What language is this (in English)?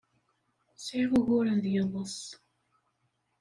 Kabyle